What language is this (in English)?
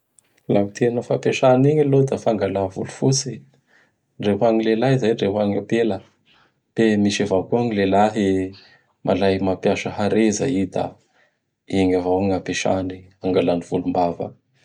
Bara Malagasy